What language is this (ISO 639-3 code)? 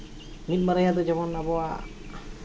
sat